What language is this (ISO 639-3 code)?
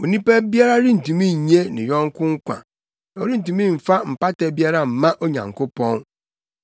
aka